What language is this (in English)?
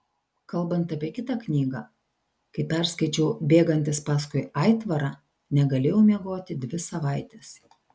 Lithuanian